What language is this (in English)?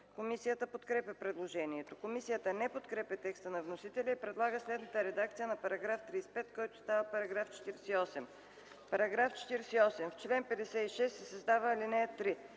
Bulgarian